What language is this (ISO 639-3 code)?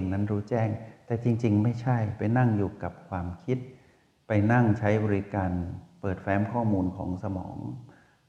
tha